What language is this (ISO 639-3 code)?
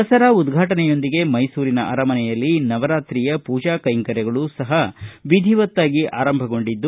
kan